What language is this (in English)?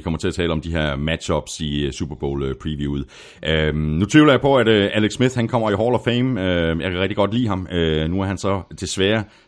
Danish